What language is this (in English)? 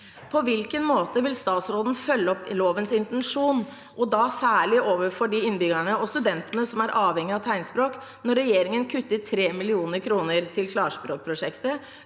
Norwegian